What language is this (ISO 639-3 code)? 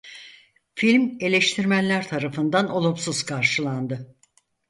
tur